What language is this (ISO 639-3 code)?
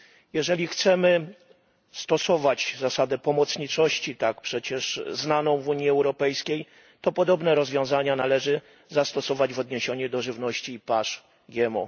pol